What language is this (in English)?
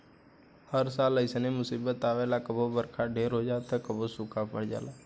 Bhojpuri